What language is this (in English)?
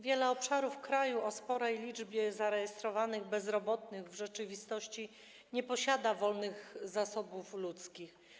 Polish